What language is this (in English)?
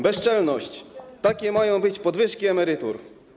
Polish